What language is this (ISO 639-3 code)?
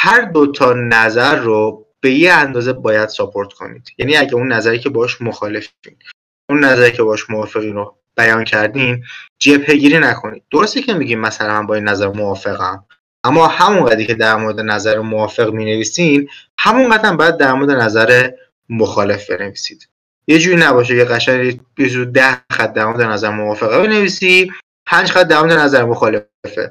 fas